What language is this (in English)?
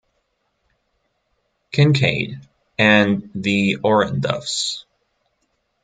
English